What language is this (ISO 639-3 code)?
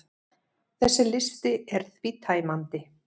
isl